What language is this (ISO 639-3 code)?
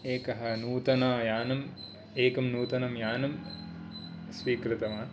san